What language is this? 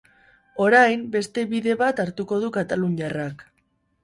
Basque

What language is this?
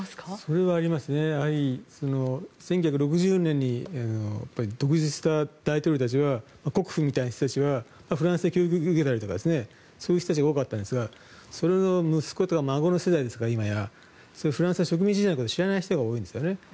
Japanese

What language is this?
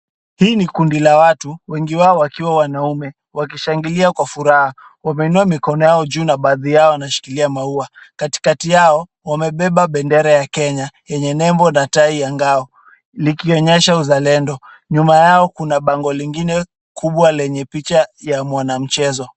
Swahili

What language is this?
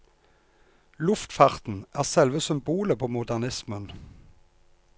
Norwegian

